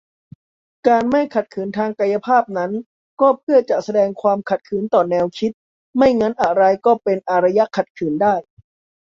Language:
Thai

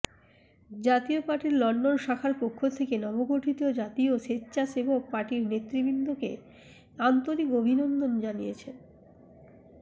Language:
Bangla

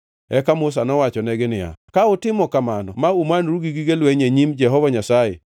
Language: Luo (Kenya and Tanzania)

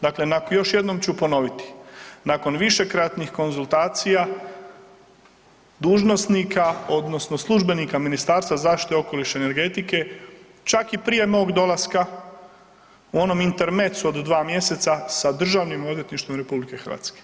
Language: Croatian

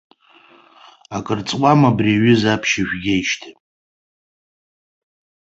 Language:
Abkhazian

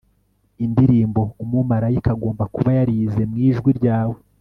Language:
Kinyarwanda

